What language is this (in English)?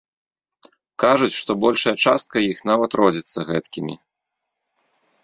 Belarusian